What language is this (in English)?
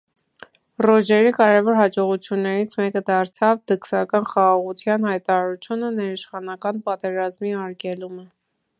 Armenian